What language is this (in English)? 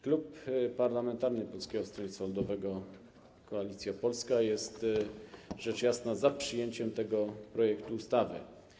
Polish